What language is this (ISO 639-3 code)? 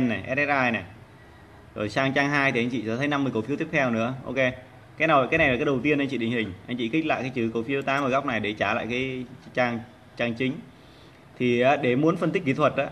vie